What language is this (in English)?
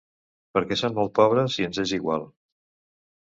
Catalan